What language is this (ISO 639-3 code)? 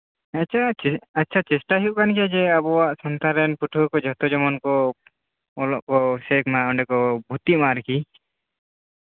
sat